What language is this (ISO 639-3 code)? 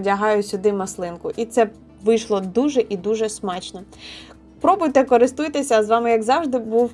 ukr